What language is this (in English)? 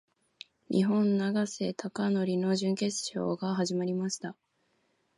Japanese